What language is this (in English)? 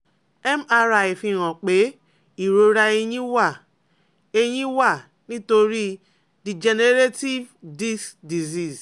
Yoruba